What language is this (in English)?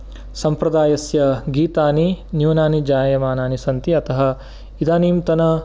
Sanskrit